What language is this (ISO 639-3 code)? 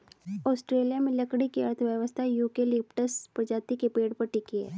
hin